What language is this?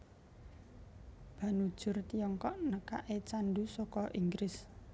Javanese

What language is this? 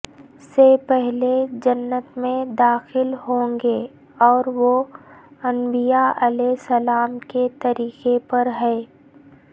Urdu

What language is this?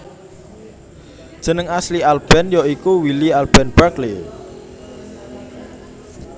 Javanese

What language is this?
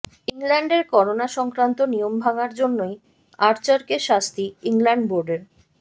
Bangla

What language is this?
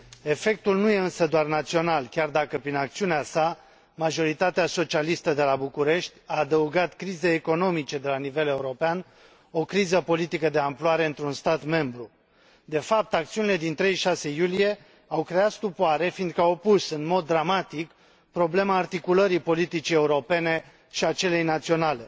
Romanian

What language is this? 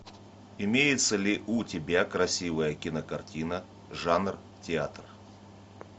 Russian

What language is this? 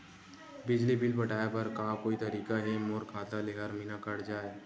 Chhattisgarhi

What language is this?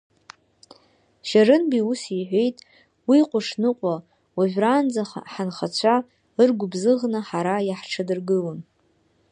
Abkhazian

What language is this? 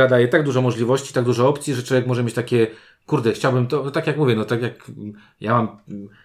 Polish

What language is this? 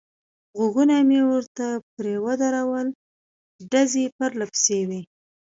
Pashto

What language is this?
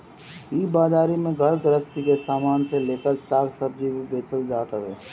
Bhojpuri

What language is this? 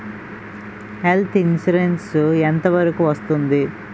Telugu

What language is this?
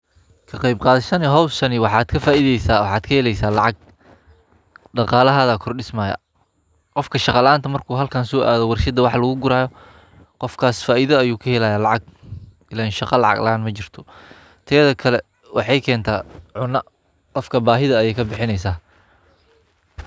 Somali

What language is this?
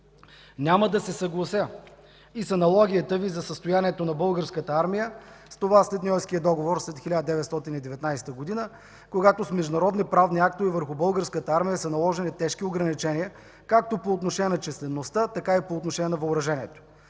Bulgarian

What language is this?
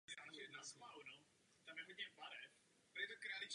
Czech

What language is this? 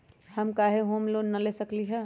Magahi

